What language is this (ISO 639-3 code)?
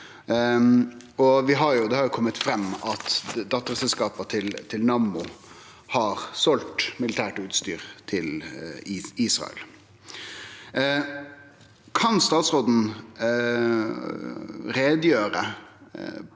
nor